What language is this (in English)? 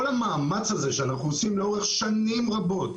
Hebrew